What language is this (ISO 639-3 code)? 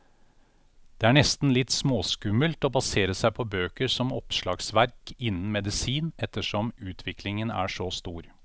nor